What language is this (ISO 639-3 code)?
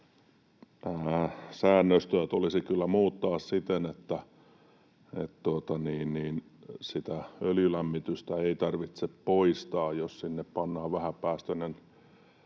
fin